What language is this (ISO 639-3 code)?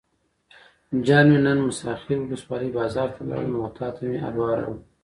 pus